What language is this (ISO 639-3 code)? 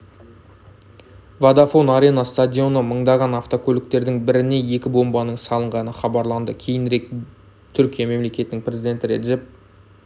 kaz